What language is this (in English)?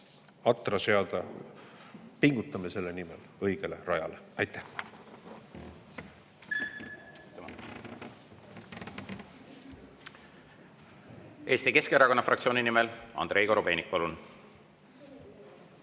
Estonian